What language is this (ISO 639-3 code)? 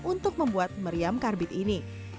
ind